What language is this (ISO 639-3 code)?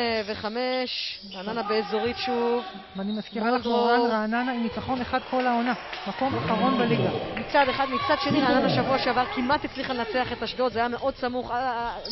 heb